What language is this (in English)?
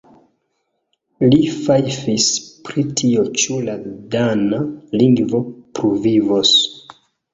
Esperanto